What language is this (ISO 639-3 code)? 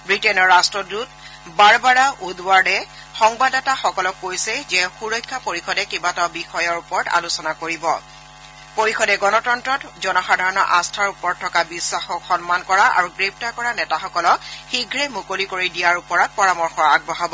asm